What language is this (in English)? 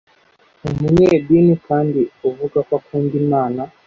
Kinyarwanda